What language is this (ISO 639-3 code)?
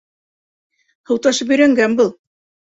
bak